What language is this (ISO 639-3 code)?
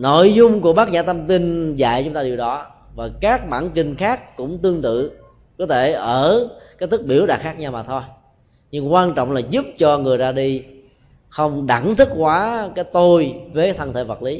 vie